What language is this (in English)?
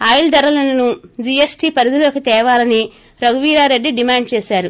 Telugu